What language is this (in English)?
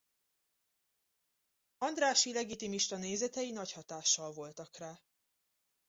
Hungarian